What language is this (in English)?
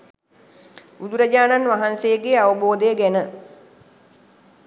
Sinhala